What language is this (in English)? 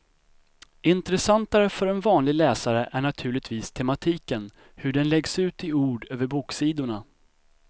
Swedish